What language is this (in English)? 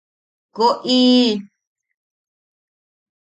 Yaqui